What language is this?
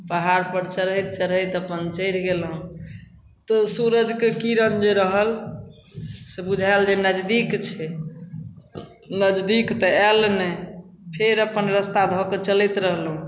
Maithili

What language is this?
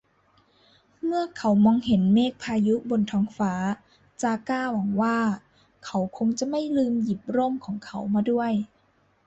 Thai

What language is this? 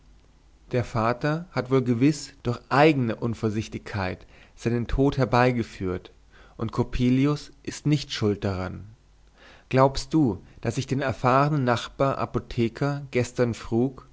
German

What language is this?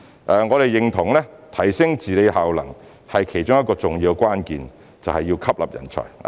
Cantonese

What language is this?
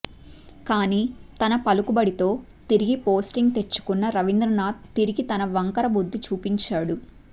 Telugu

